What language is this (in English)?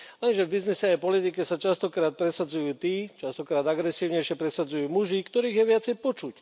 Slovak